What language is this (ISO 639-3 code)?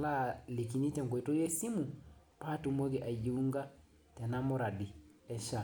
mas